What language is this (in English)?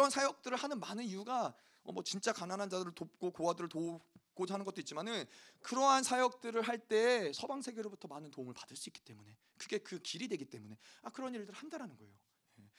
Korean